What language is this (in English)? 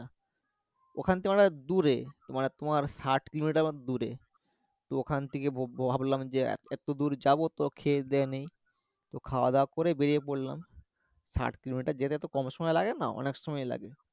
Bangla